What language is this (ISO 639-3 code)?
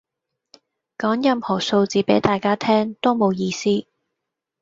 yue